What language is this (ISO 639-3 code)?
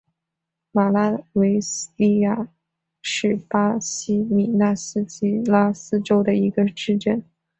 zho